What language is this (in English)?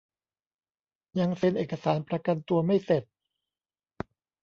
Thai